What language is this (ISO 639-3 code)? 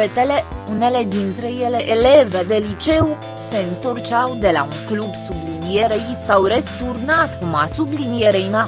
ron